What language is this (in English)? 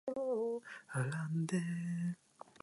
Japanese